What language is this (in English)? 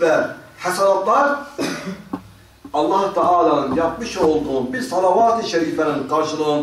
Turkish